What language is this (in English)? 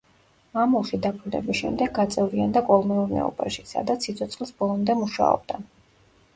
Georgian